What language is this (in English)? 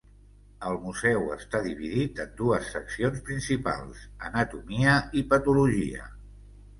Catalan